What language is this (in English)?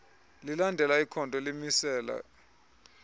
Xhosa